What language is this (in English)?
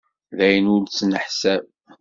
Kabyle